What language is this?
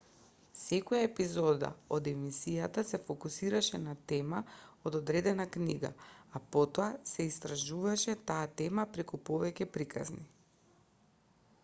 Macedonian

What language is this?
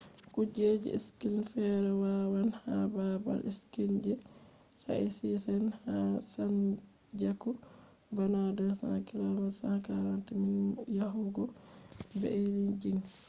Fula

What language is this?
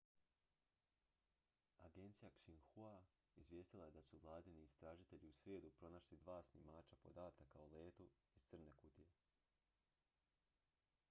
Croatian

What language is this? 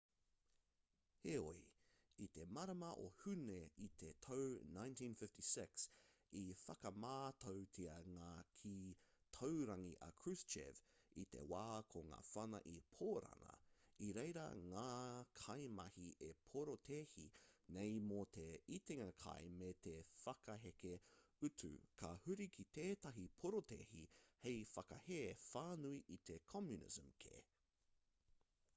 Māori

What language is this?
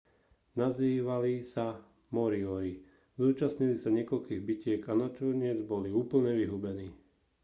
Slovak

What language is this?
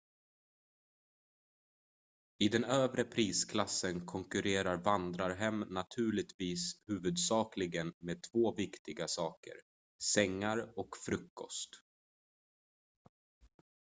Swedish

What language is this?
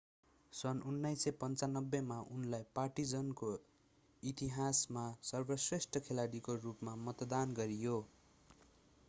Nepali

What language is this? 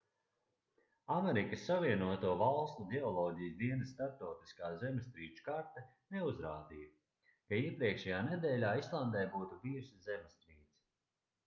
Latvian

